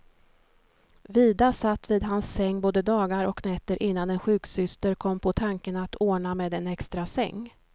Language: Swedish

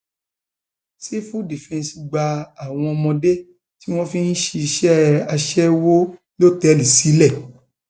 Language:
Yoruba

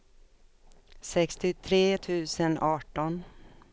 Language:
Swedish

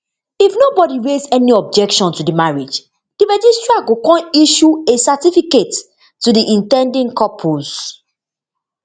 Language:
Nigerian Pidgin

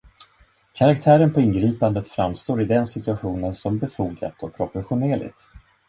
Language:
Swedish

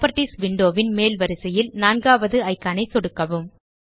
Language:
Tamil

